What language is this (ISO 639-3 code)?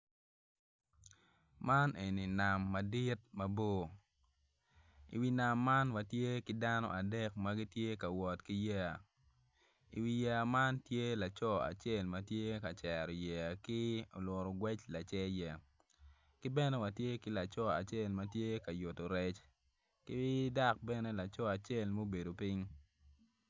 ach